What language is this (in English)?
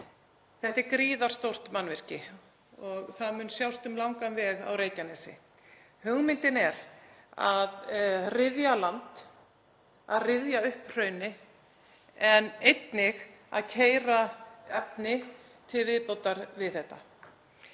Icelandic